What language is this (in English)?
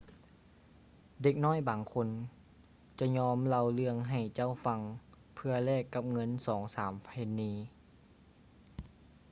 Lao